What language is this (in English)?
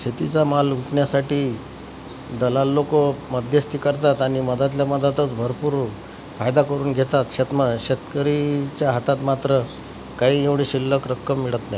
Marathi